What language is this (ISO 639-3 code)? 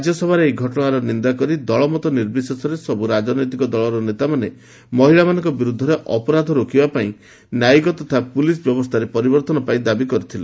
ori